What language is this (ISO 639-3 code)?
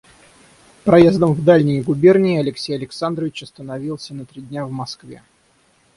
rus